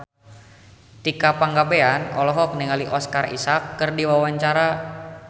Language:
Sundanese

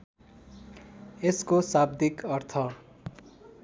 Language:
Nepali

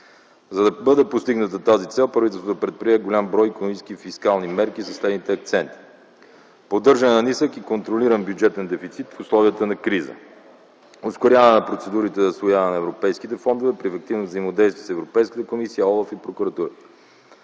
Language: Bulgarian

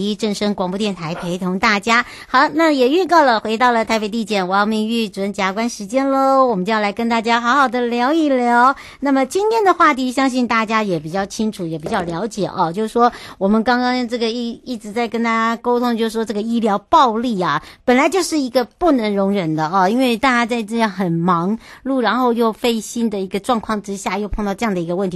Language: Chinese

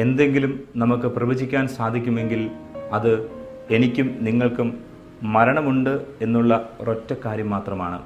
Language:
Malayalam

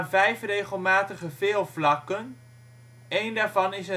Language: Dutch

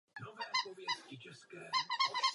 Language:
Czech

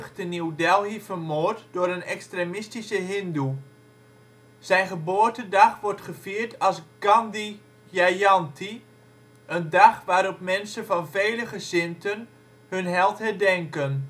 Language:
Dutch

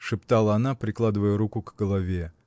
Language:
Russian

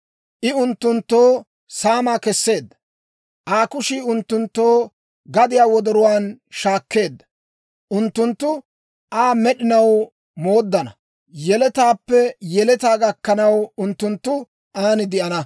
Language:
Dawro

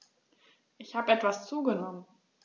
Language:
German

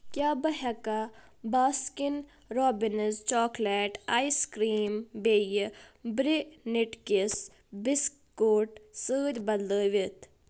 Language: Kashmiri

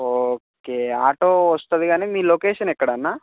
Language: Telugu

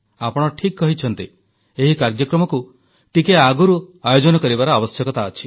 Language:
Odia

